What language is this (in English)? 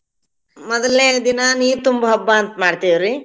Kannada